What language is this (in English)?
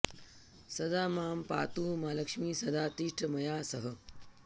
Sanskrit